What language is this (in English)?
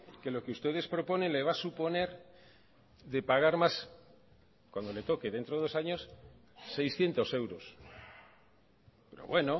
Spanish